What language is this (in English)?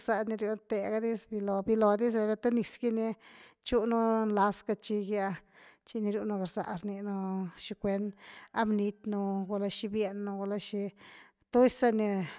Güilá Zapotec